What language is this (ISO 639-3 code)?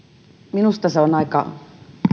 fin